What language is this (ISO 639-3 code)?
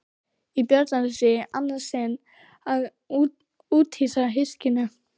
isl